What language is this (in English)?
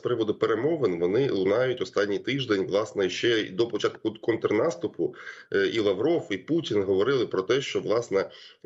Ukrainian